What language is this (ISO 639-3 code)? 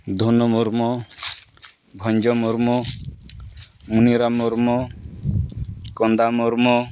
sat